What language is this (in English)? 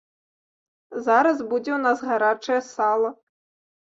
Belarusian